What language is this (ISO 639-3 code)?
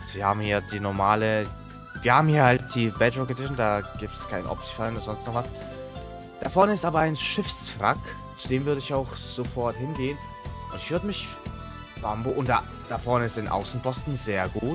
deu